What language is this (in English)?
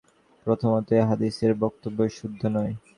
Bangla